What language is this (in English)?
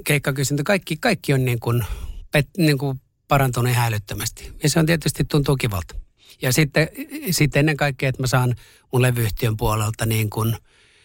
Finnish